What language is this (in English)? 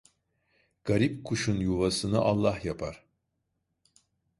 Turkish